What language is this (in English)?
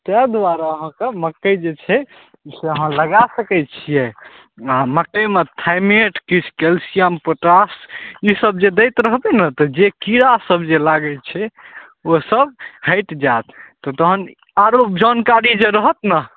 Maithili